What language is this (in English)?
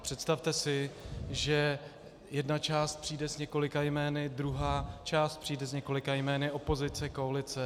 Czech